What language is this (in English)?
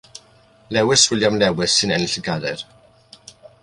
Welsh